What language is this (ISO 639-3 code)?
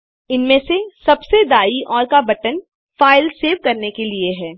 hin